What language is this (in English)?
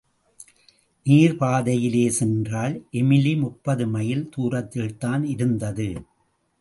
Tamil